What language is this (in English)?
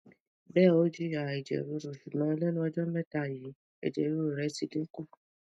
Yoruba